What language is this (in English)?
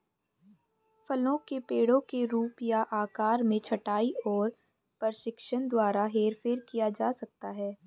Hindi